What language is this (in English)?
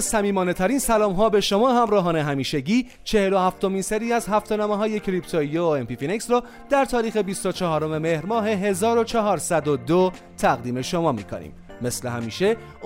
Persian